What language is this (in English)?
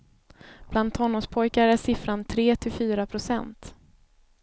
Swedish